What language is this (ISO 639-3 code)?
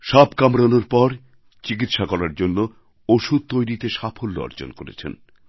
ben